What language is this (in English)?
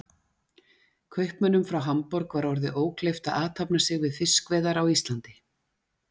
Icelandic